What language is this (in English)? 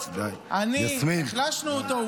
Hebrew